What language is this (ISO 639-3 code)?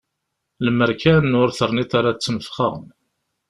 kab